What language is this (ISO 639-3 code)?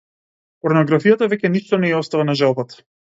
mkd